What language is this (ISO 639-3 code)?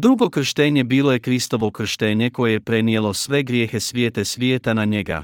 hrv